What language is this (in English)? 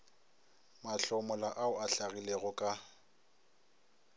Northern Sotho